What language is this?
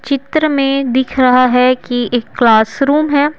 Hindi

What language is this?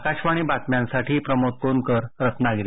Marathi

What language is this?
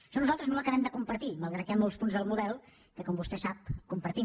Catalan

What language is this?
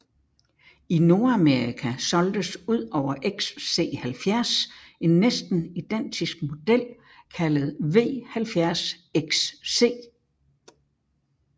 Danish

